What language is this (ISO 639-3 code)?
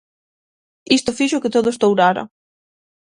glg